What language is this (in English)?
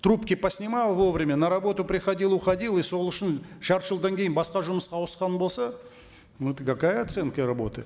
Kazakh